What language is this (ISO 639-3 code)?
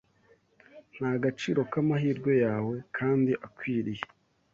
kin